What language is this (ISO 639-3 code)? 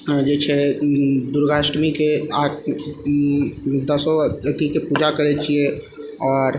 mai